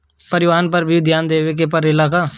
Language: Bhojpuri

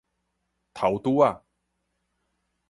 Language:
Min Nan Chinese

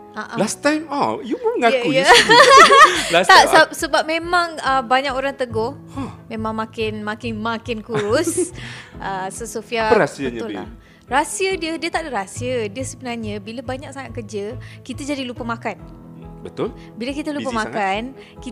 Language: Malay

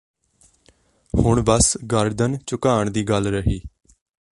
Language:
Punjabi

